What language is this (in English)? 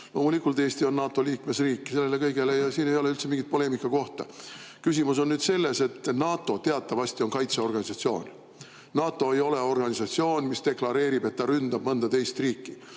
Estonian